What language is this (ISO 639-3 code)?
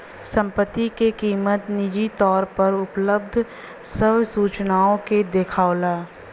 bho